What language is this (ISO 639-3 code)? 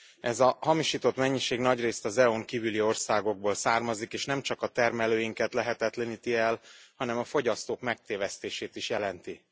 hun